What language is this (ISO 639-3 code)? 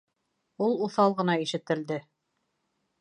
bak